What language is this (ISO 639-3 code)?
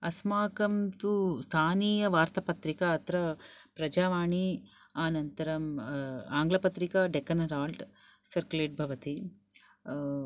san